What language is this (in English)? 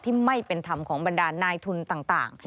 Thai